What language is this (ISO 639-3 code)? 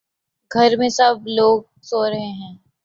urd